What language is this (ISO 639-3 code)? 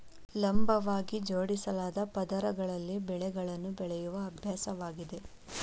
kan